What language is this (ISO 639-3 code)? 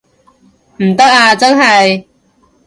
yue